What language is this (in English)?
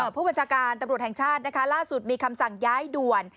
Thai